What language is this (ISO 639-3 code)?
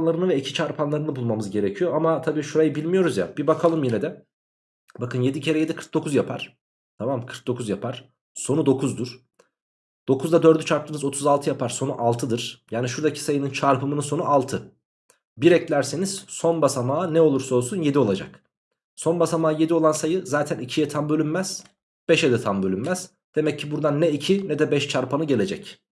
tur